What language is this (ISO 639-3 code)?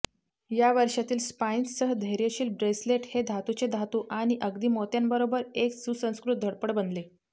mar